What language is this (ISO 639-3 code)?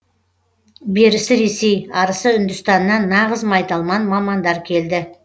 kaz